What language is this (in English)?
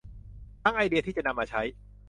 Thai